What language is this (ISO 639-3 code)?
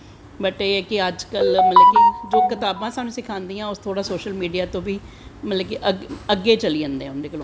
doi